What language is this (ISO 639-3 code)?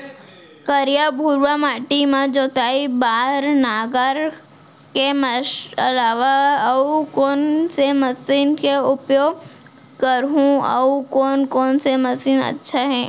hne